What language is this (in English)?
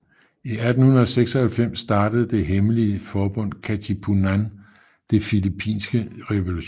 Danish